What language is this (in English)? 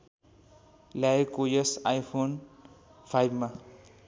Nepali